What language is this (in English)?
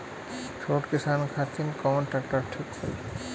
Bhojpuri